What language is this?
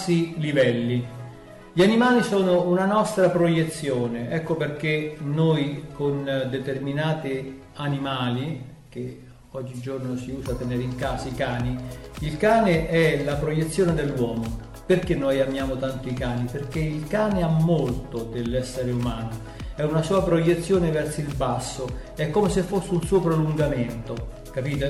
Italian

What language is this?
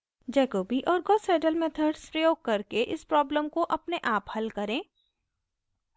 Hindi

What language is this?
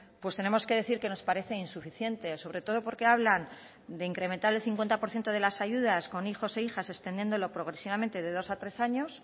Spanish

